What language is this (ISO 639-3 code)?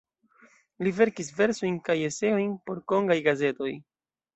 epo